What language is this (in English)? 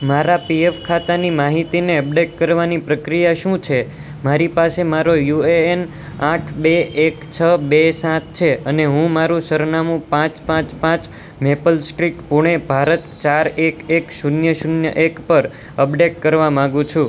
Gujarati